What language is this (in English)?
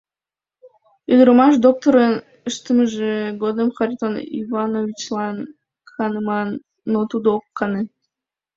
Mari